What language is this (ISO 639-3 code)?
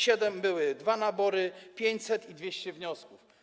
pol